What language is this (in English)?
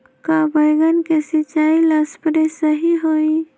Magahi